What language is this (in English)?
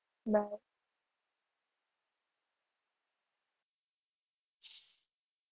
Gujarati